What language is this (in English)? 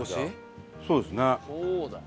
Japanese